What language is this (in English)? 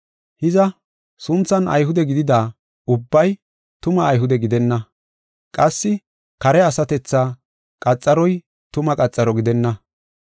Gofa